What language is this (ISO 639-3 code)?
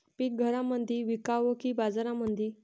mar